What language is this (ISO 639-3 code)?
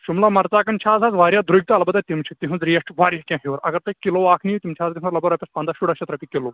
kas